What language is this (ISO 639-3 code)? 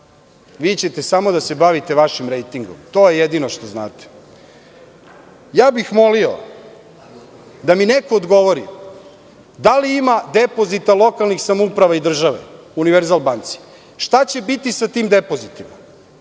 srp